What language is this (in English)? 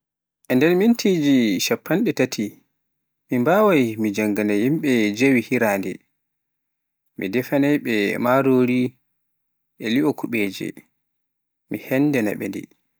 Pular